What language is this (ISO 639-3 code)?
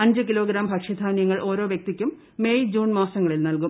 mal